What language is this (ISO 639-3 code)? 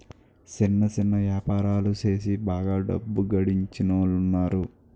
tel